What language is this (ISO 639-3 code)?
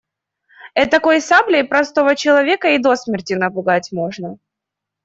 rus